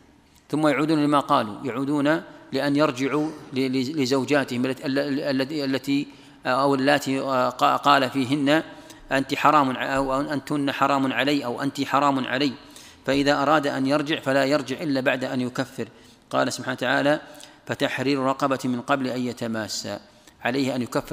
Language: Arabic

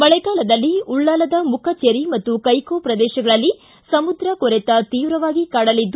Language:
Kannada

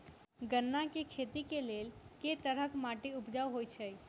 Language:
Maithili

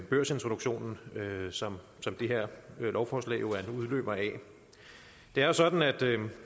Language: Danish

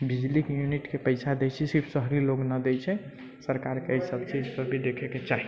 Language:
Maithili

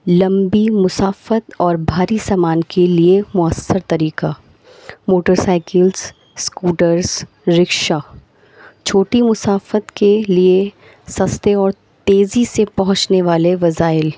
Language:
Urdu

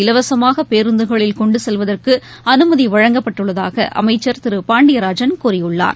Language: Tamil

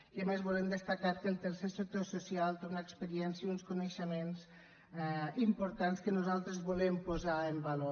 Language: Catalan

